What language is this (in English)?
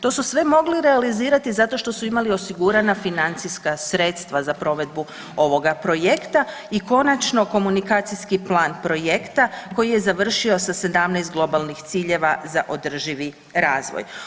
Croatian